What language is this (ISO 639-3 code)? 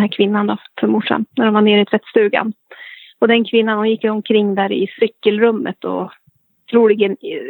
swe